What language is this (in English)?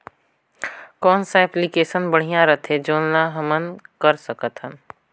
Chhattisgarhi